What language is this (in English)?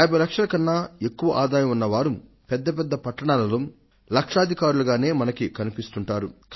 Telugu